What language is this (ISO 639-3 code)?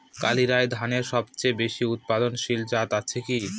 ben